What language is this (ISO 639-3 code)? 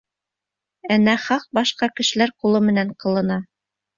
bak